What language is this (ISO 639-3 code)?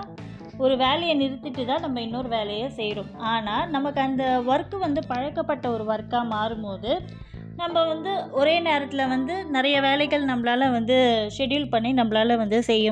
tam